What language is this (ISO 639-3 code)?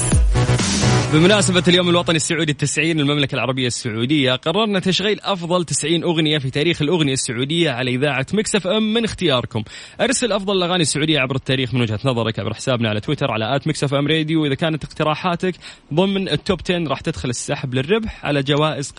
ara